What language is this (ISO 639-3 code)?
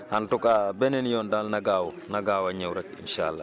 wol